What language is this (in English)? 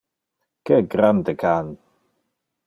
Interlingua